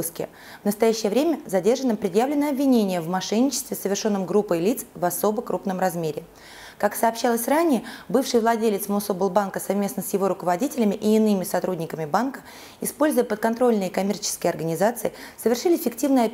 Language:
Russian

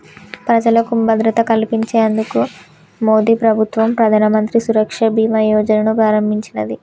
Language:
Telugu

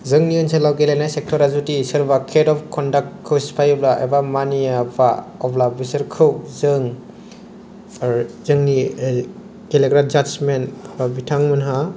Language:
Bodo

